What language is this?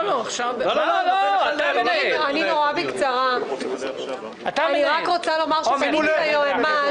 Hebrew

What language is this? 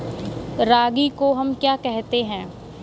Hindi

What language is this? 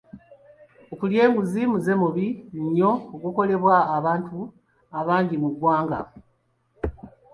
Ganda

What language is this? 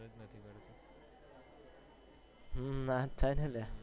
Gujarati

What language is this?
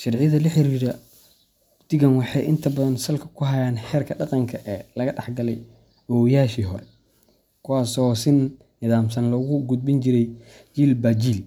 Somali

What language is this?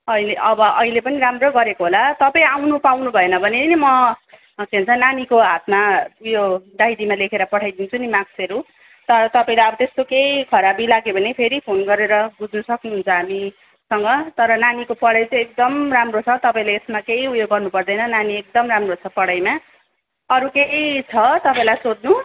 Nepali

